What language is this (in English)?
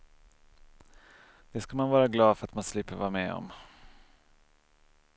Swedish